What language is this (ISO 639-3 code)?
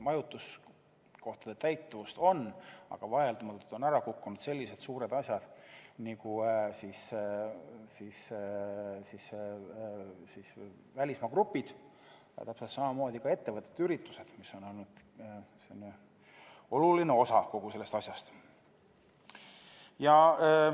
est